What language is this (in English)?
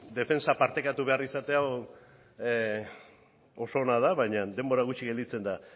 Basque